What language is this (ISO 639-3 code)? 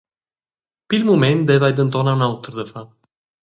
roh